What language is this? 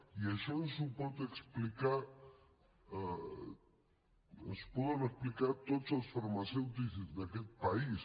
Catalan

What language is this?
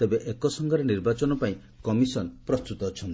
Odia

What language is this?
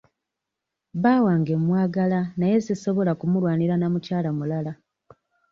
Ganda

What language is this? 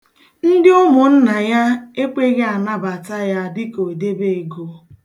Igbo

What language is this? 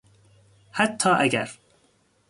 Persian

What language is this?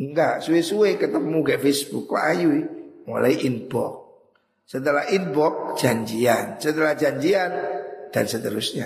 Indonesian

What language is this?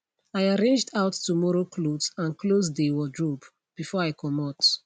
Nigerian Pidgin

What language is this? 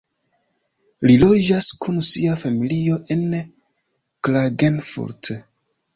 Esperanto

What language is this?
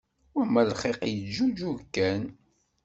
Kabyle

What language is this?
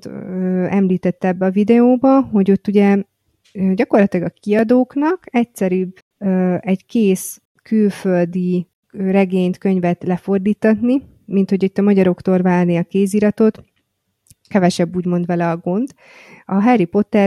Hungarian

